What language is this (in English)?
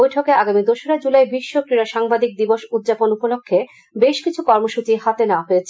Bangla